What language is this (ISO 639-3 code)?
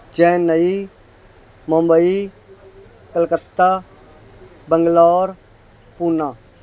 pan